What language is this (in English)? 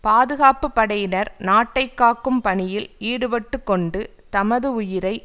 Tamil